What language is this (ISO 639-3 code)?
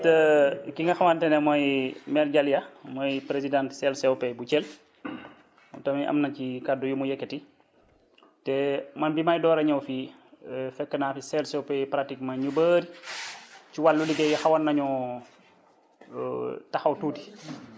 wol